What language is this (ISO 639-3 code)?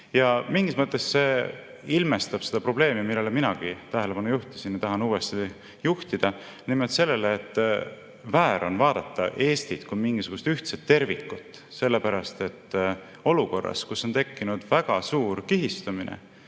est